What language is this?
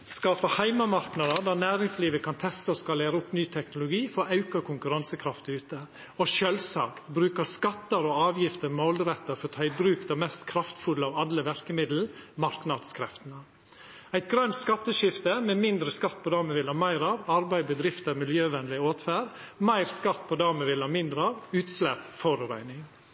Norwegian Nynorsk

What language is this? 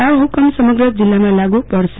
Gujarati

